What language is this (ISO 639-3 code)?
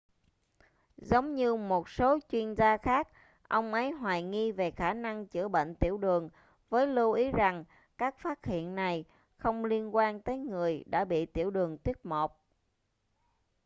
vie